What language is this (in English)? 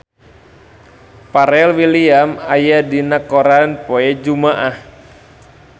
Sundanese